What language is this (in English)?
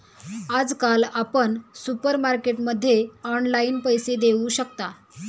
Marathi